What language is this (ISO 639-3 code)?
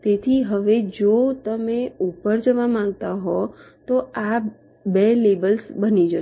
guj